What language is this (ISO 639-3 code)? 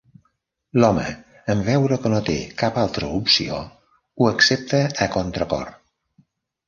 cat